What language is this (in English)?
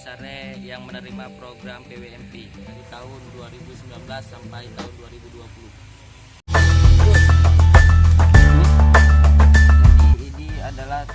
Indonesian